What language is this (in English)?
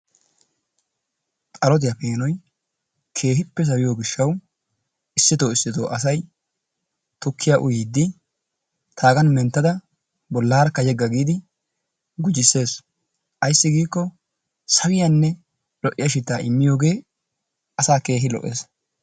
Wolaytta